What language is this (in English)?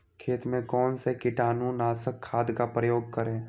Magahi